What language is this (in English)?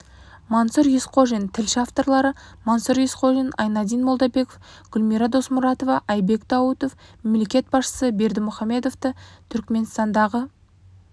Kazakh